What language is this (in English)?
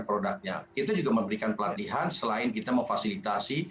Indonesian